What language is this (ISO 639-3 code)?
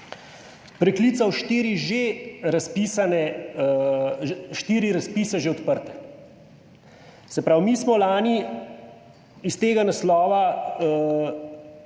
slv